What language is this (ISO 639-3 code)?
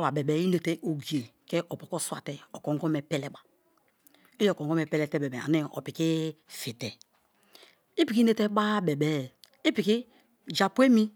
ijn